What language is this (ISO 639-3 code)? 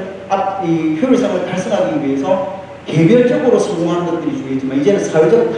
kor